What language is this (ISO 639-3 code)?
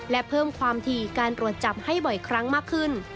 tha